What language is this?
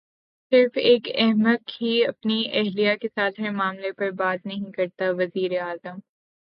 Urdu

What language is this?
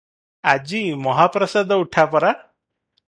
Odia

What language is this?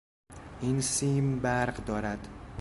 Persian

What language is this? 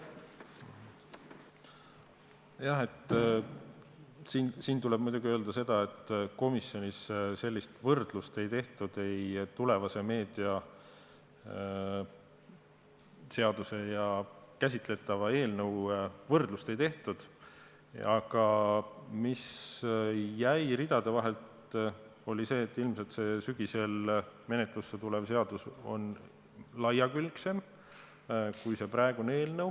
Estonian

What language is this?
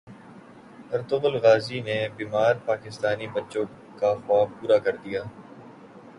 Urdu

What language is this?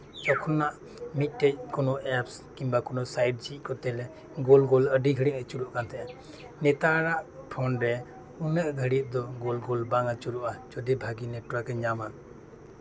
Santali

